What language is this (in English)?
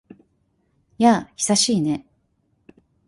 Japanese